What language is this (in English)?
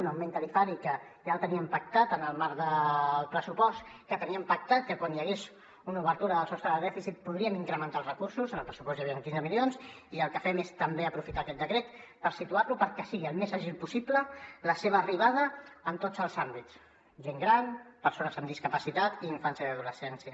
Catalan